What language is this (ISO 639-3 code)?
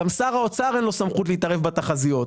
heb